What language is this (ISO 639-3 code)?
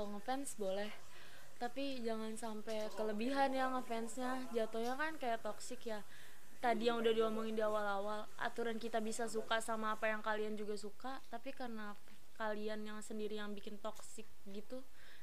ind